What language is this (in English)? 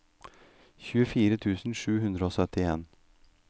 Norwegian